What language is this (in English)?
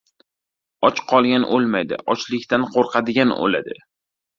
Uzbek